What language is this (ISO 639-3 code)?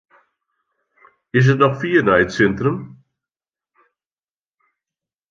fry